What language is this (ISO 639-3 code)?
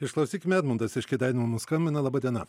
lit